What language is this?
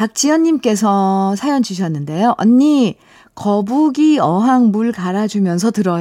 Korean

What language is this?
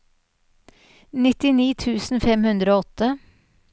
Norwegian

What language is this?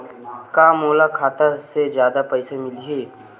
Chhattisgarhi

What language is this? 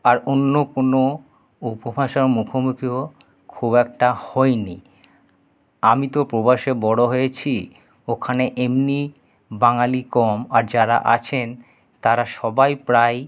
Bangla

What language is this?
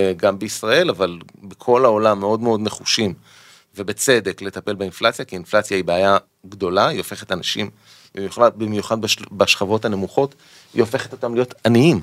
Hebrew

